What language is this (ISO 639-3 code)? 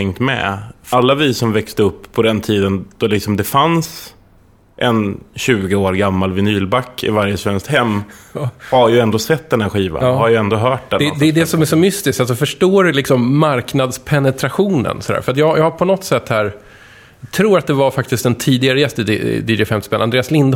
swe